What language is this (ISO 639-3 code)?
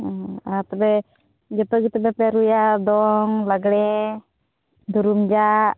sat